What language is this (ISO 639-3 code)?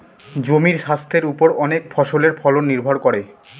ben